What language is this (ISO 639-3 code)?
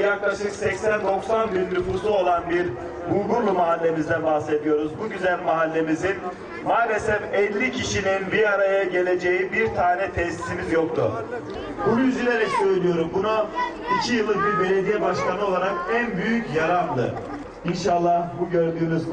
tur